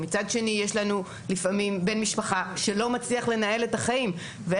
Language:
Hebrew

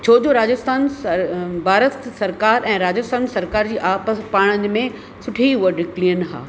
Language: Sindhi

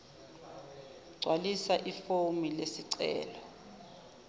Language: Zulu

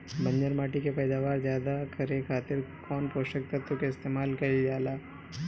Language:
Bhojpuri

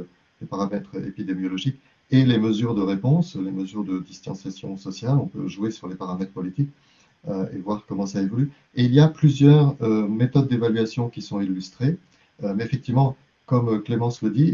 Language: French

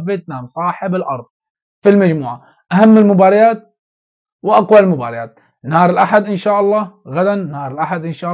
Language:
Arabic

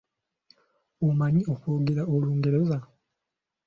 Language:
Ganda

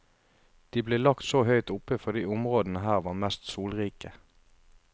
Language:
Norwegian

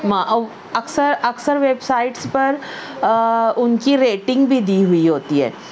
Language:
Urdu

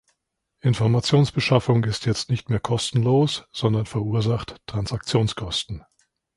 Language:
German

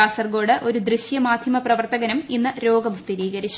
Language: Malayalam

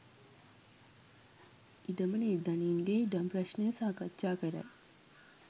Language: Sinhala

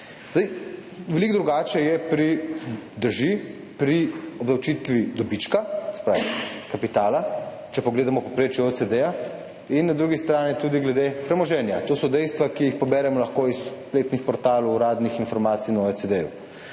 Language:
Slovenian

